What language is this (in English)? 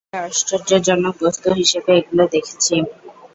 Bangla